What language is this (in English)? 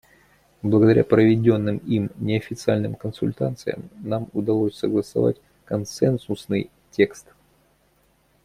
Russian